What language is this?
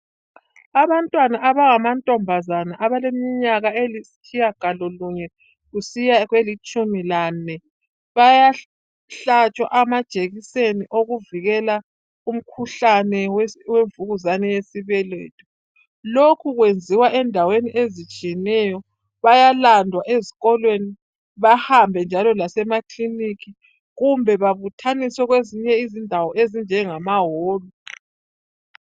North Ndebele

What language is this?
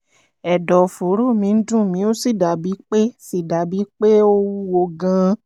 Yoruba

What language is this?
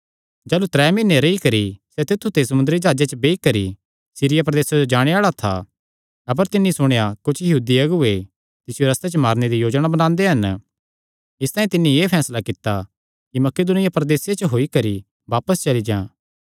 Kangri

